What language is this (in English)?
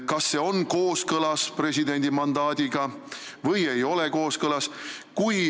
Estonian